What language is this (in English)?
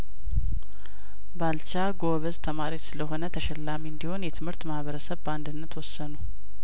Amharic